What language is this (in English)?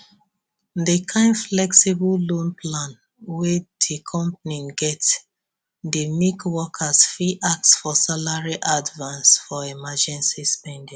Nigerian Pidgin